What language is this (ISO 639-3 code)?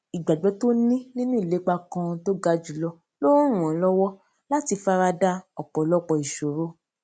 yor